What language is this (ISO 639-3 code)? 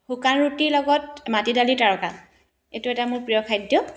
asm